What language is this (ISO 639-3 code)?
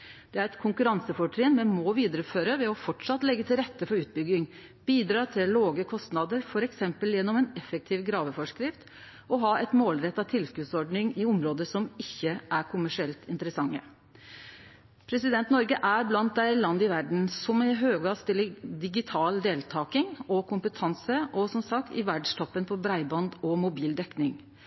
nno